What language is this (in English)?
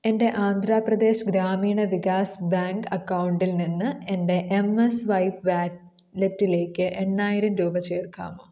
Malayalam